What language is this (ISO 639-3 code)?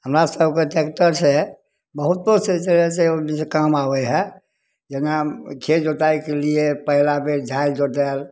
mai